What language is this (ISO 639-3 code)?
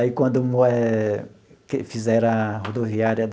por